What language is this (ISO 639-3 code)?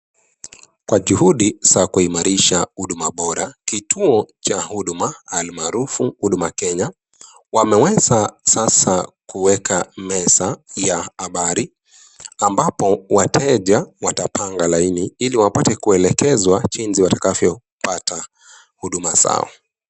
swa